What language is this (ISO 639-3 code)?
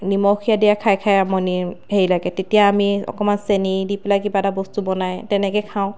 asm